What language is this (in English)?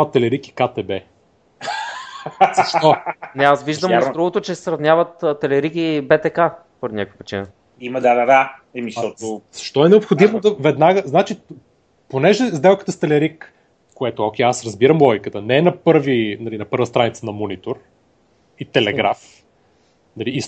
Bulgarian